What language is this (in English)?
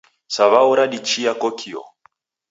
Taita